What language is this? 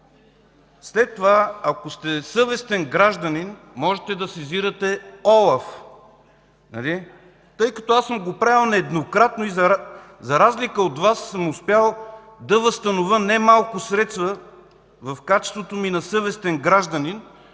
Bulgarian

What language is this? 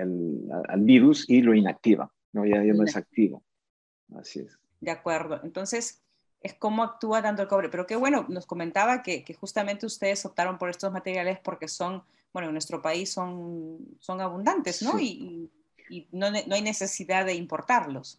Spanish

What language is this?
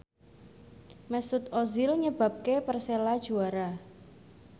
Javanese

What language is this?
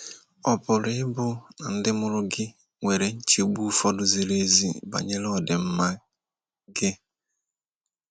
Igbo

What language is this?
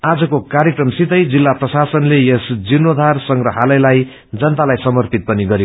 Nepali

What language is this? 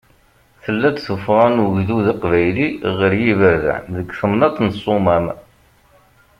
Kabyle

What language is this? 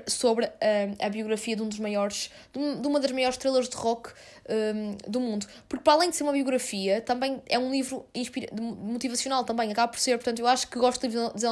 Portuguese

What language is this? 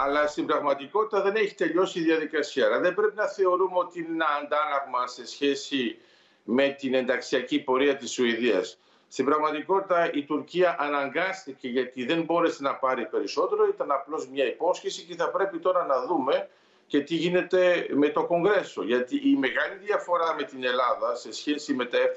Greek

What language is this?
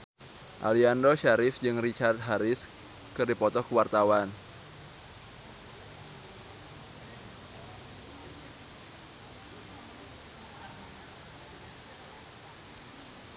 Sundanese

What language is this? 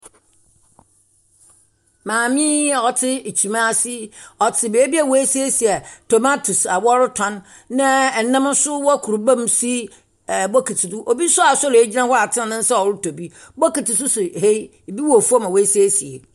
Akan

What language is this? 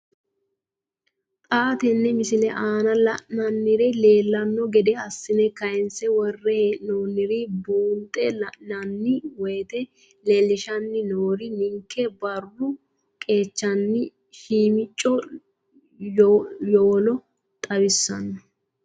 Sidamo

